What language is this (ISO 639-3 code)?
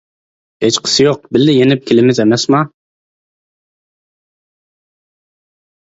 uig